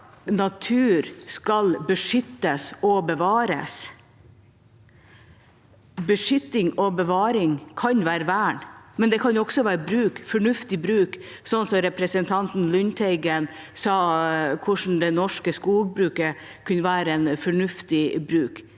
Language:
Norwegian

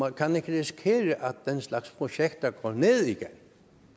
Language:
Danish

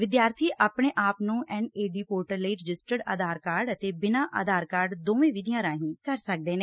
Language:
Punjabi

